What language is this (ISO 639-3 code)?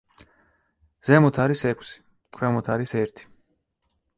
kat